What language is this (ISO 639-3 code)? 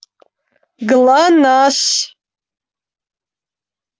rus